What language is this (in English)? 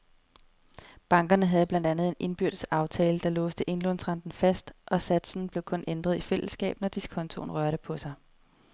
Danish